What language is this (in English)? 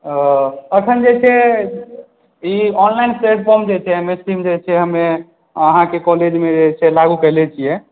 Maithili